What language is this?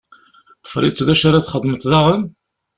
Kabyle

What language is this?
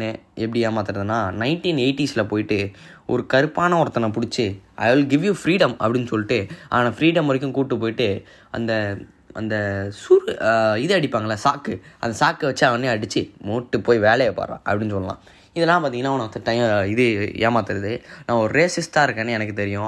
Tamil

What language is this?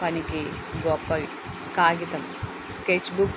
Telugu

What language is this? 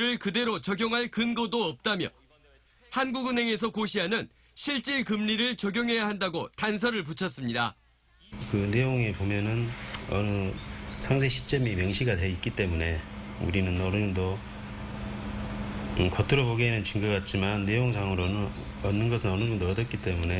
Korean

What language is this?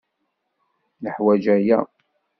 Kabyle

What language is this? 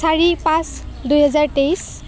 Assamese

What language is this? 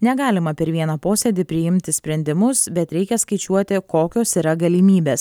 Lithuanian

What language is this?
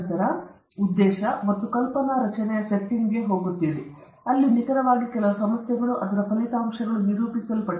Kannada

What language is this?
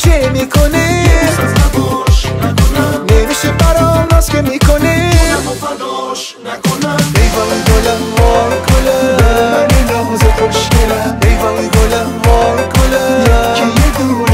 Persian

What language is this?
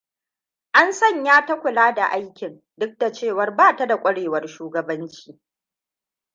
Hausa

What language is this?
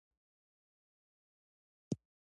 Pashto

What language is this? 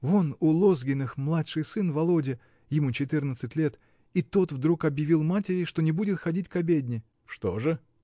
Russian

